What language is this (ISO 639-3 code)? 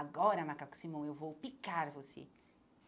por